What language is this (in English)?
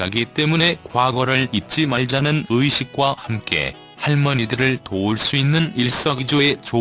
Korean